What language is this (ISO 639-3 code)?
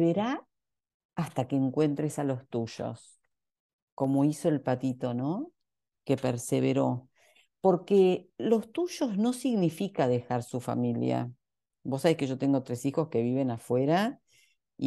spa